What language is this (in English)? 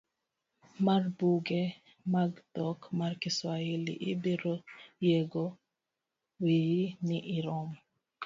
Luo (Kenya and Tanzania)